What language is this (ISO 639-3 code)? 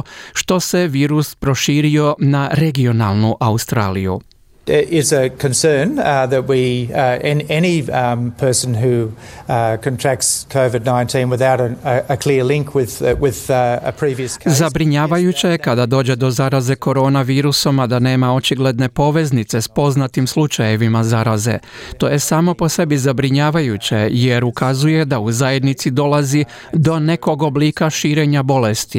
hrv